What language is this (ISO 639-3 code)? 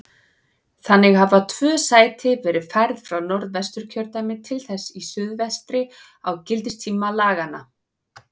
isl